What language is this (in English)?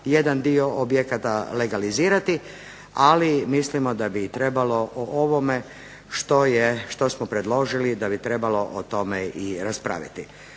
Croatian